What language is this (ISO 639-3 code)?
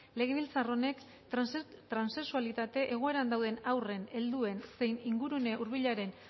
eus